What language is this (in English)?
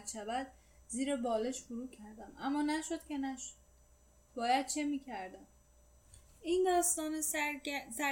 Persian